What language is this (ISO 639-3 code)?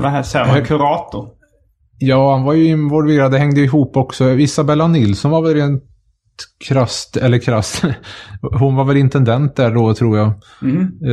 swe